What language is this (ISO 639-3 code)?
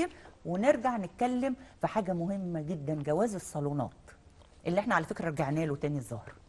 ara